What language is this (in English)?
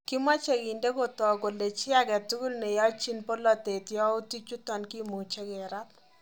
Kalenjin